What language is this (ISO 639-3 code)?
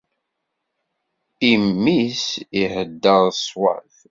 kab